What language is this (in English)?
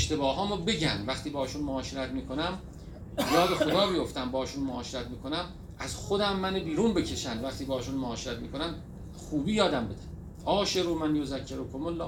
Persian